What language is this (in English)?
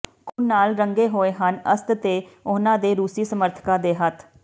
Punjabi